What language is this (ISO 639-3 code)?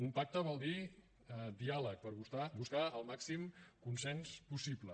cat